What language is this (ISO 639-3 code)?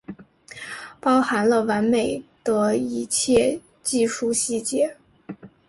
zho